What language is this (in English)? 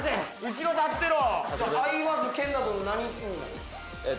Japanese